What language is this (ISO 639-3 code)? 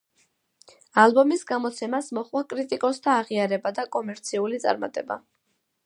kat